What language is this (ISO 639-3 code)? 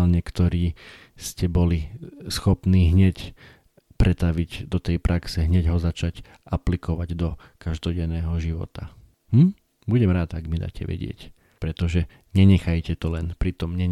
slk